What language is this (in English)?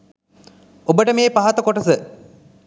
Sinhala